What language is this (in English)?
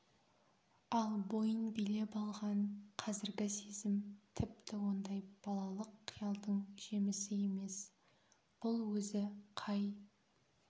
Kazakh